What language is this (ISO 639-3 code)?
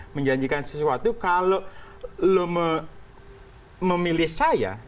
ind